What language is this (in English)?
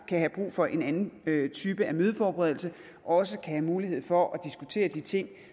Danish